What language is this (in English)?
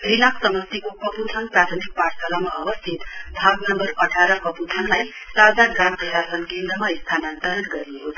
Nepali